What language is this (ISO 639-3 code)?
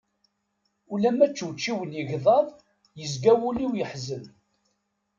kab